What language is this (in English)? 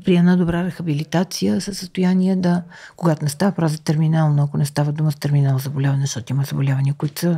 Bulgarian